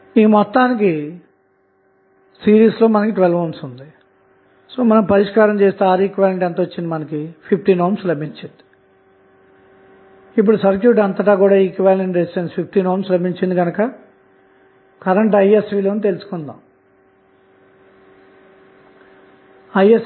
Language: Telugu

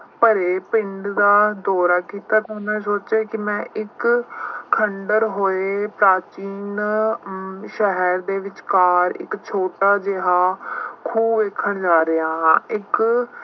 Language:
Punjabi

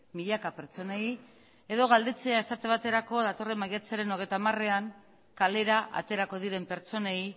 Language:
Basque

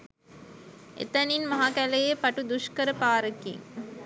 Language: Sinhala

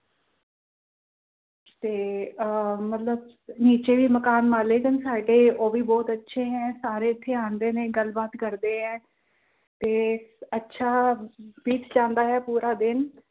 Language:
Punjabi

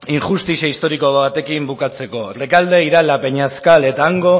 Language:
Basque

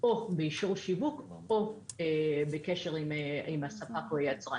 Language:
Hebrew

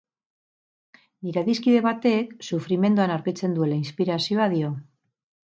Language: Basque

